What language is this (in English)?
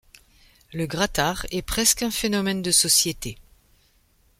French